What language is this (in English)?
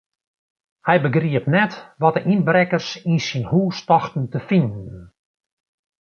Western Frisian